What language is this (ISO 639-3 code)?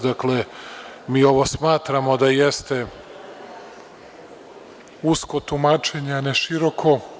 srp